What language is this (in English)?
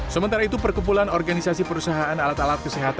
Indonesian